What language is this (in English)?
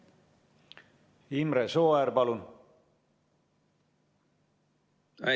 Estonian